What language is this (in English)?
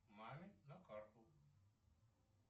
Russian